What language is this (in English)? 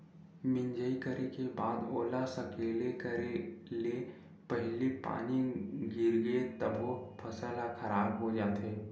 Chhattisgarhi